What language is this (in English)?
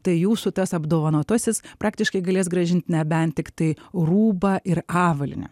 Lithuanian